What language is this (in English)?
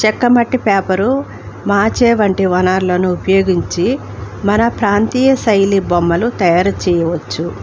Telugu